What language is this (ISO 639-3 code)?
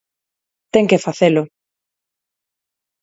glg